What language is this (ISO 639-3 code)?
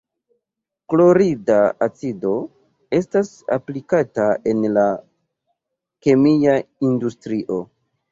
epo